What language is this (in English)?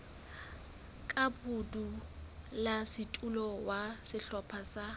Southern Sotho